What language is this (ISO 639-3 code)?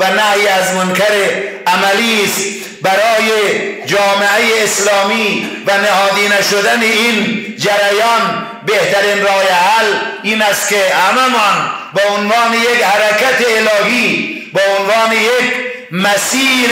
fas